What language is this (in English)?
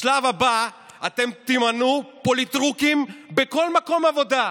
Hebrew